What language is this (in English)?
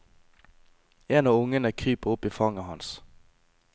Norwegian